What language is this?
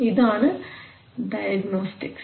Malayalam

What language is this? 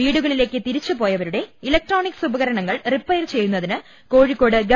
Malayalam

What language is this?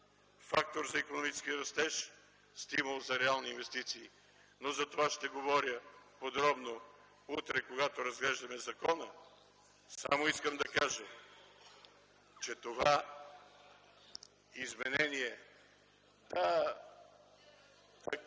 Bulgarian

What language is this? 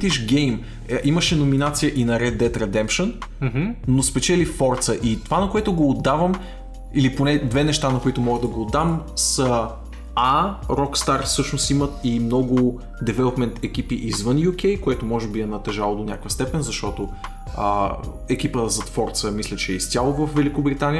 Bulgarian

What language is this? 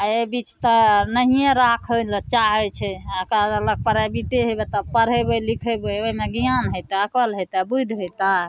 Maithili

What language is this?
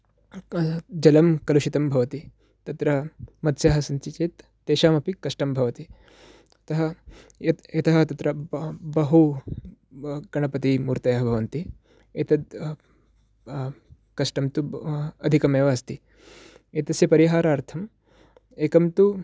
Sanskrit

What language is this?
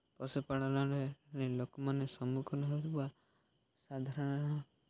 Odia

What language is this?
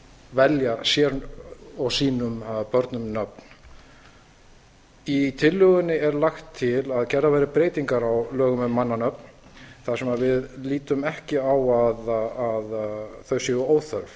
Icelandic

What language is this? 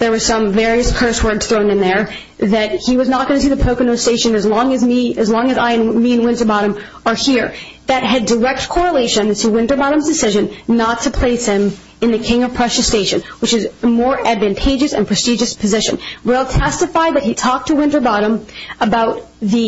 English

